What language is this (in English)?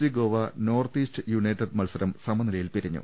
Malayalam